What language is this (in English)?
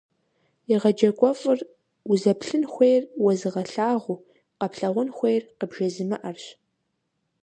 Kabardian